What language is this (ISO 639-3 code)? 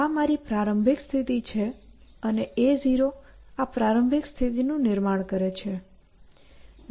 guj